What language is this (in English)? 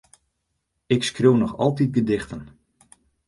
Western Frisian